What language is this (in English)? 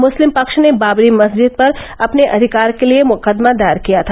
Hindi